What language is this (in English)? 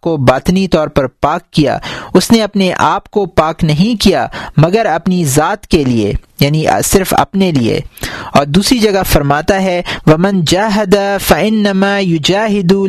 Urdu